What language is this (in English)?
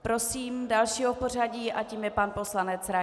Czech